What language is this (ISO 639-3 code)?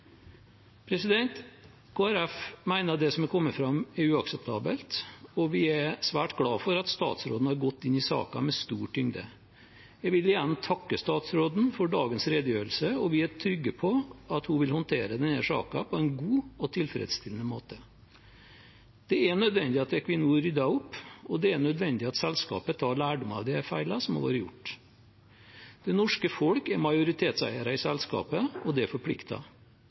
nob